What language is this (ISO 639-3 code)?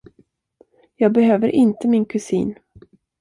swe